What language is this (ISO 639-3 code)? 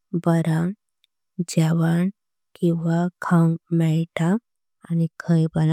kok